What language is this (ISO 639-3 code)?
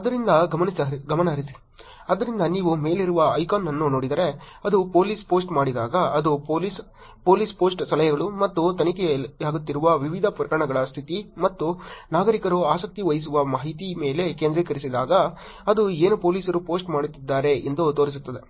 kan